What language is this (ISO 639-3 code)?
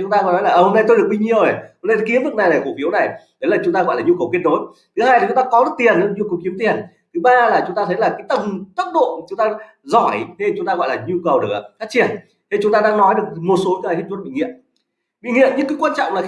vie